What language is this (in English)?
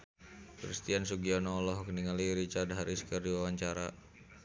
Sundanese